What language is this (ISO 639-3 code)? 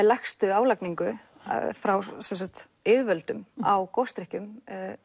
isl